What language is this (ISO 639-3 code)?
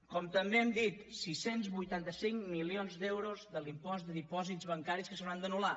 cat